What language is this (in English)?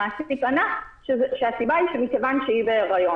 Hebrew